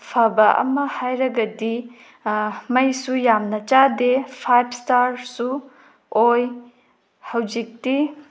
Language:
Manipuri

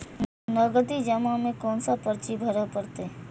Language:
Maithili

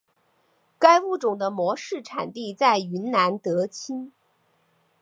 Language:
Chinese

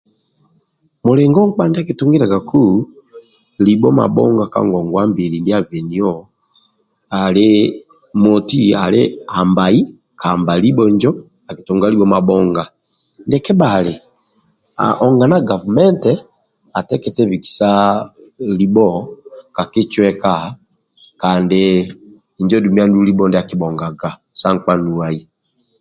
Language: Amba (Uganda)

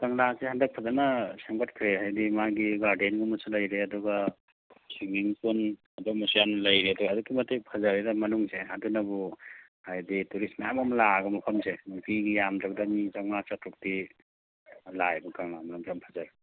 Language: Manipuri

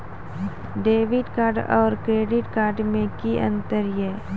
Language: Maithili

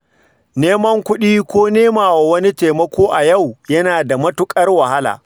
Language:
Hausa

